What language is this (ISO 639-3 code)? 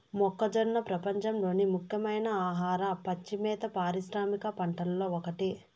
tel